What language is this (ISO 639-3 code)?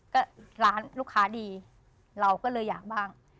tha